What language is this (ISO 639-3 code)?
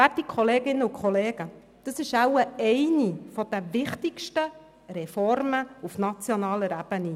gsw